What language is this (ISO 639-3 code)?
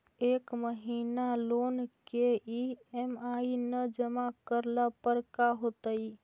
mag